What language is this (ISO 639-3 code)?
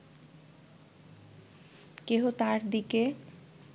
ben